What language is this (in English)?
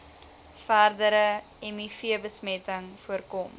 Afrikaans